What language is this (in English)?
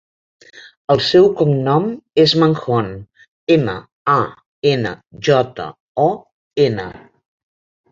Catalan